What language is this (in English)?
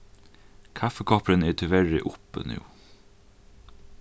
Faroese